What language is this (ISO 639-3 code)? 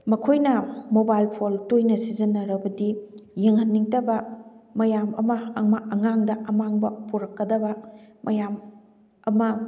mni